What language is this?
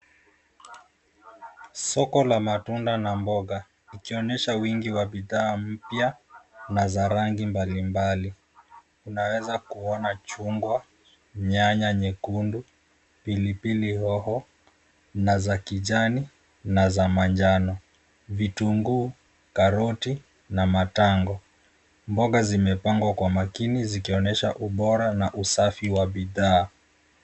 Swahili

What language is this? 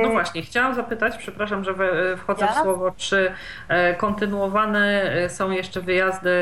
Polish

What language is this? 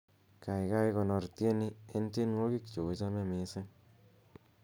Kalenjin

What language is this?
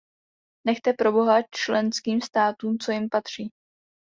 Czech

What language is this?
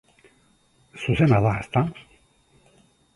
Basque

